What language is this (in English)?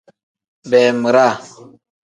Tem